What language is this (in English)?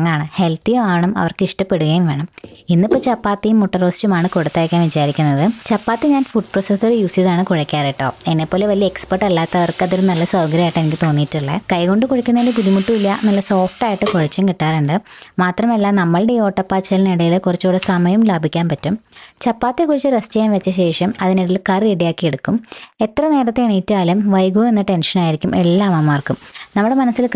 Malayalam